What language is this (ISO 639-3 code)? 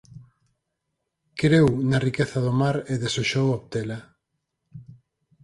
glg